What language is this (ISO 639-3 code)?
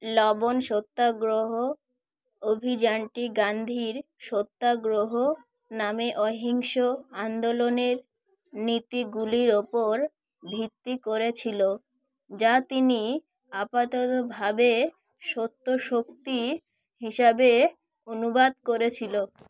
ben